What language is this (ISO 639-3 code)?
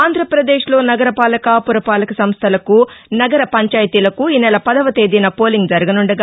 tel